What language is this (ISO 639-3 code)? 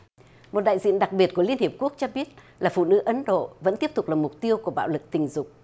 vie